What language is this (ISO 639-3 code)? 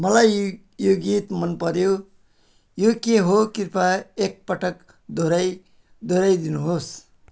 nep